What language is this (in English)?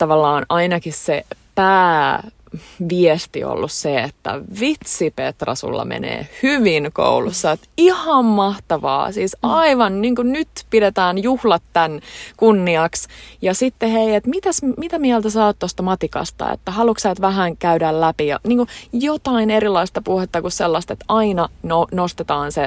Finnish